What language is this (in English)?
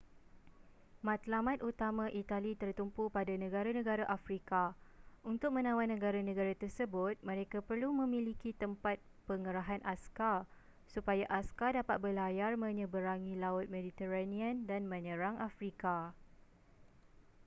Malay